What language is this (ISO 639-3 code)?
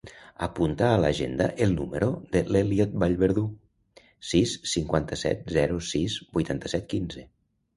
cat